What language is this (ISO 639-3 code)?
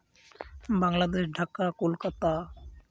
sat